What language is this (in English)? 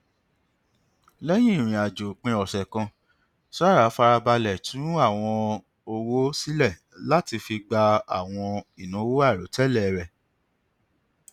Yoruba